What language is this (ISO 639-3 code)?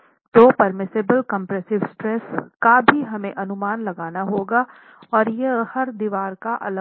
hin